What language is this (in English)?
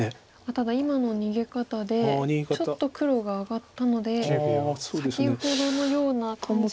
Japanese